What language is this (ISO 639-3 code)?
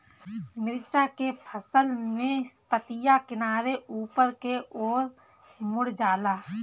bho